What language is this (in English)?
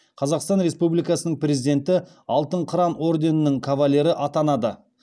Kazakh